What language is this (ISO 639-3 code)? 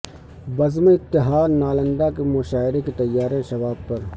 urd